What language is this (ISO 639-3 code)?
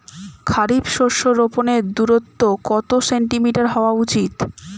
ben